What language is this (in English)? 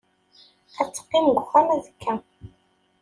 Kabyle